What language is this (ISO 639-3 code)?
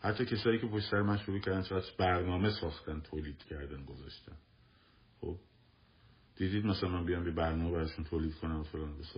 fas